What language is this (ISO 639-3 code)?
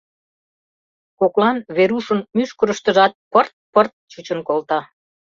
chm